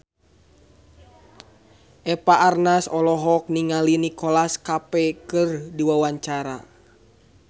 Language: Sundanese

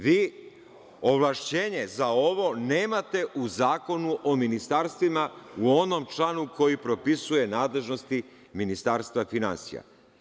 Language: Serbian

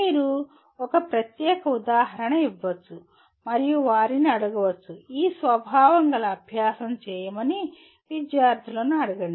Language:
Telugu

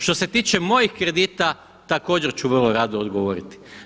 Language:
Croatian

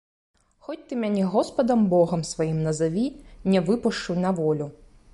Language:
Belarusian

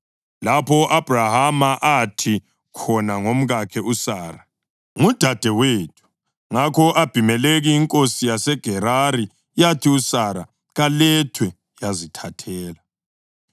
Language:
North Ndebele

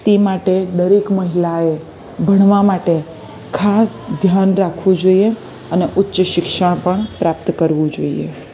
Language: Gujarati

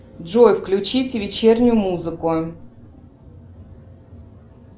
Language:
Russian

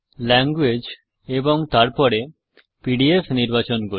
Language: Bangla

